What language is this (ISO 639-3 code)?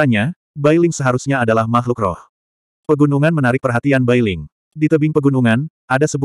ind